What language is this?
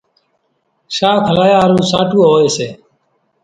Kachi Koli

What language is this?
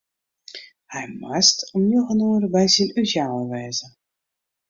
Western Frisian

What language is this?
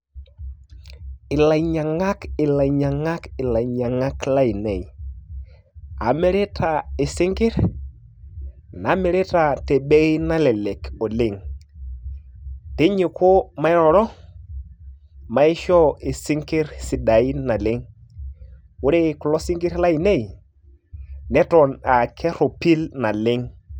Masai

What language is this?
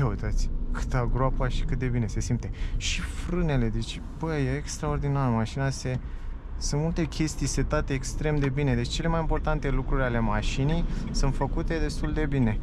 Romanian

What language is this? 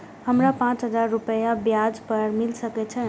Maithili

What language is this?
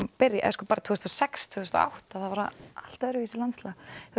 Icelandic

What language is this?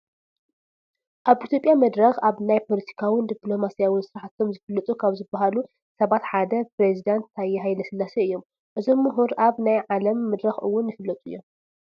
Tigrinya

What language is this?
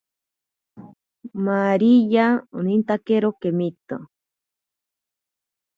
Ashéninka Perené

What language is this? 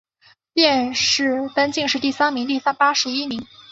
Chinese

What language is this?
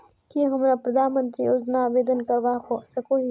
Magahi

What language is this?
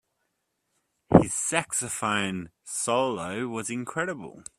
English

